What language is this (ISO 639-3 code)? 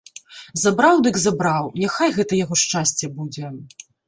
bel